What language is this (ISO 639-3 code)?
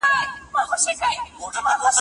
pus